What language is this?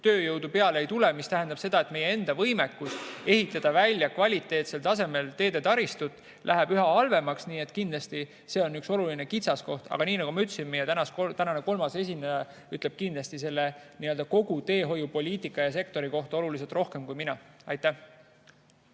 Estonian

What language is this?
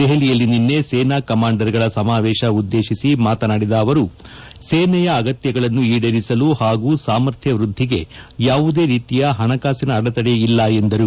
Kannada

